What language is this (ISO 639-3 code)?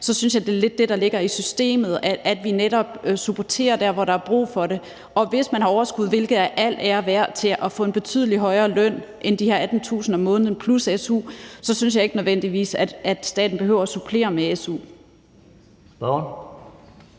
dan